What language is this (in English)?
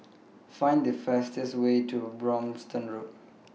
English